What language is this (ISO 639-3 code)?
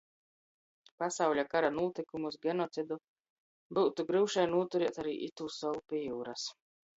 ltg